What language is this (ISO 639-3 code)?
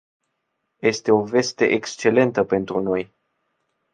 ron